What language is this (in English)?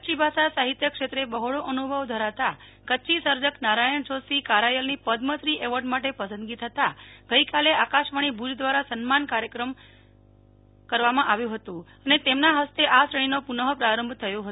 Gujarati